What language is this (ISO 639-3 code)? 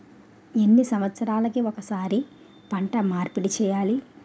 tel